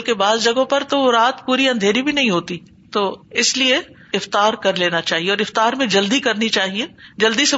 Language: Urdu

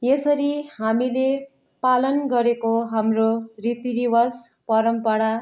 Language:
Nepali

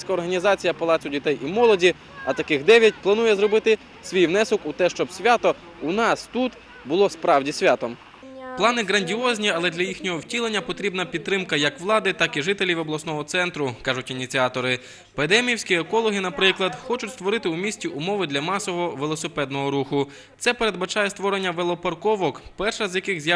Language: Ukrainian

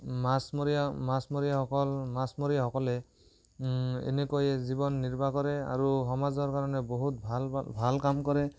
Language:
Assamese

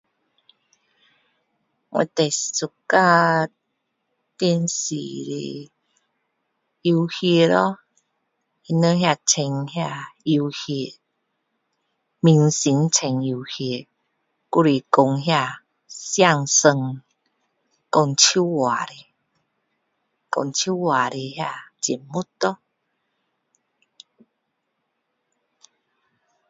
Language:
Min Dong Chinese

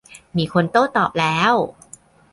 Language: Thai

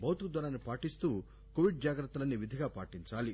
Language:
Telugu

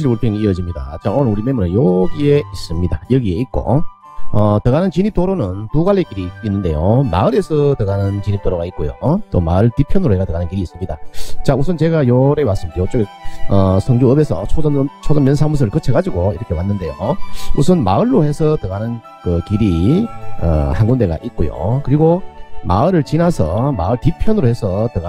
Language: Korean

